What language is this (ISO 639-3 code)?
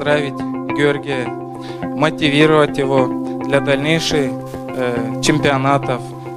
rus